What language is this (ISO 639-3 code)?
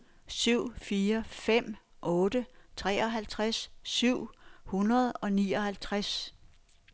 dan